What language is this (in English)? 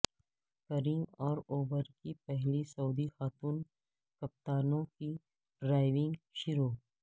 Urdu